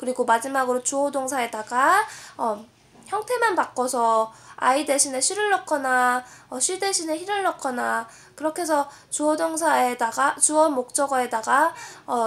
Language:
Korean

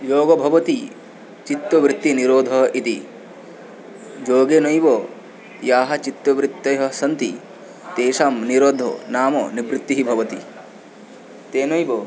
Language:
Sanskrit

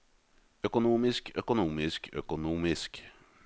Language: Norwegian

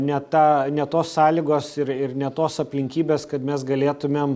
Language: Lithuanian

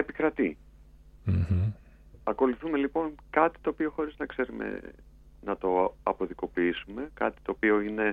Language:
Greek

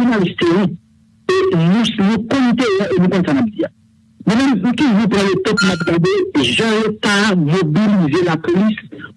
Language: French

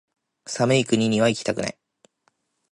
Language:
Japanese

